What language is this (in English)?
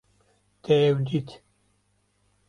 Kurdish